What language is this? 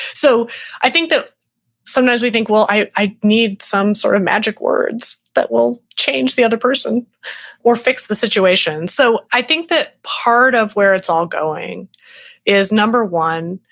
English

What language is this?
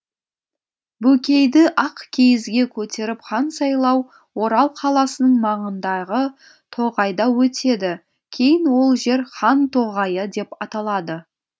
Kazakh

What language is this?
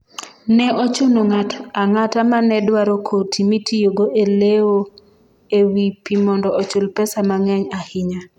Luo (Kenya and Tanzania)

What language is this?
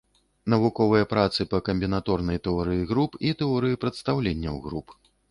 Belarusian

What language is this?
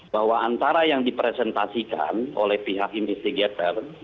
Indonesian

